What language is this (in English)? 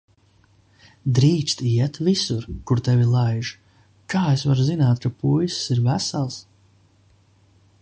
Latvian